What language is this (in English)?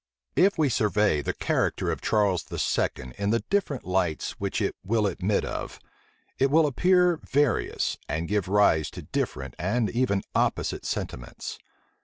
English